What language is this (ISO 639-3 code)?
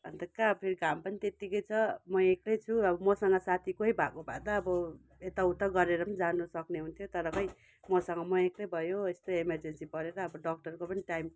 nep